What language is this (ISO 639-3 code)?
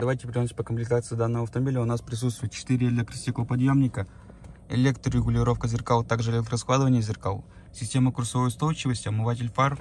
rus